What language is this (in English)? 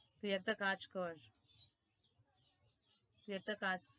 Bangla